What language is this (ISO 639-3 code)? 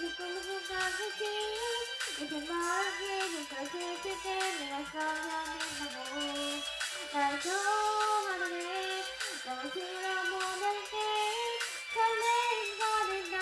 kor